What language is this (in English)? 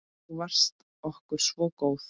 Icelandic